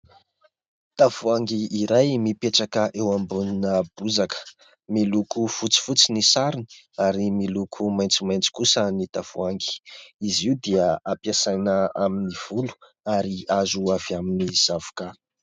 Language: Malagasy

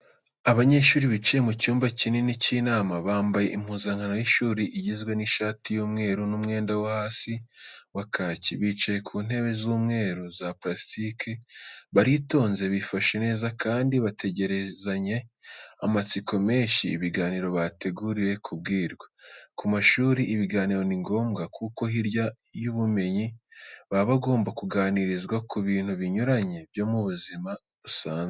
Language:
Kinyarwanda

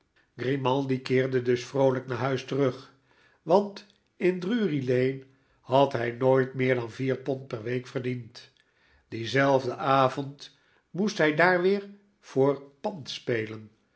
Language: Dutch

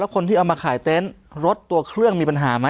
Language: Thai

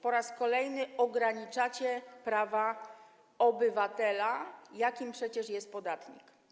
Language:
Polish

